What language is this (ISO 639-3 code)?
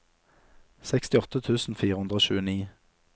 nor